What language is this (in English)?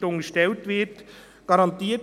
Swiss German